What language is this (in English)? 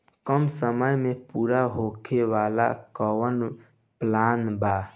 Bhojpuri